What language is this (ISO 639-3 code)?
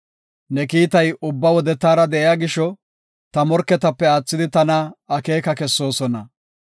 gof